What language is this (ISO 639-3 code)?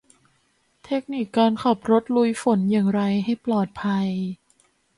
tha